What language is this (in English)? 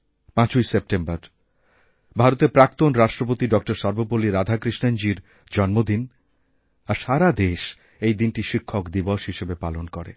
Bangla